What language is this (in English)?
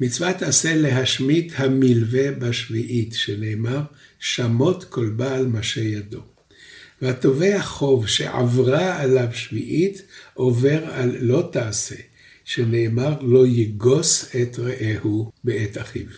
Hebrew